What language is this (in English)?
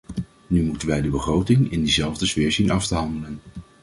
Dutch